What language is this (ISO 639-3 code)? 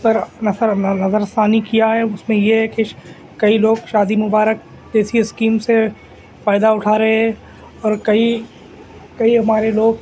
urd